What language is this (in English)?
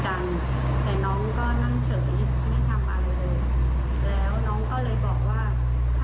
Thai